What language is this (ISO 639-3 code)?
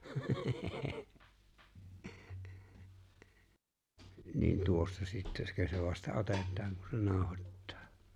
fin